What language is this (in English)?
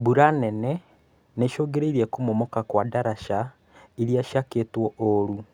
Kikuyu